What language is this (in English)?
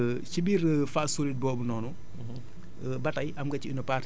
Wolof